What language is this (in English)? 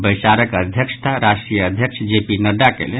Maithili